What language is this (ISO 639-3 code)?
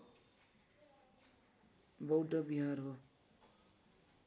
nep